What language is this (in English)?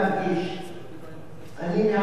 Hebrew